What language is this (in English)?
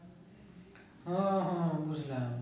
Bangla